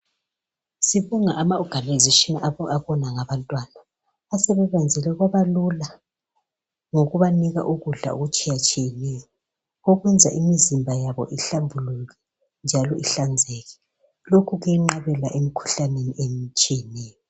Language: North Ndebele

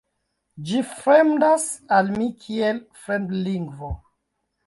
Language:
Esperanto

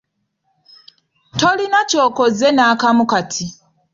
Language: Ganda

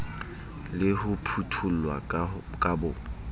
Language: Southern Sotho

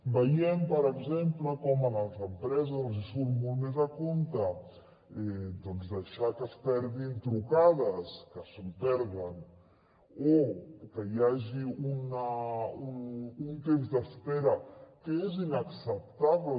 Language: Catalan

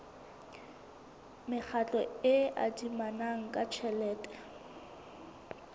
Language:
Southern Sotho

